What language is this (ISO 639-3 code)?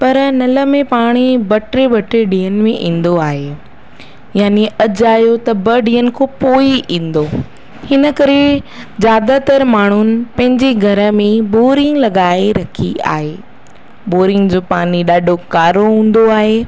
snd